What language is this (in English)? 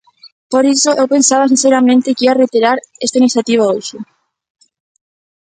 Galician